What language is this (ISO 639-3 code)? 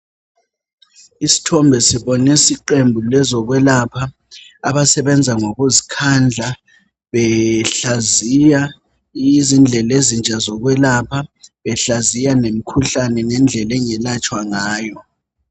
nde